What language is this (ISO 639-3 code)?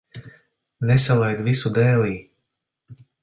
lav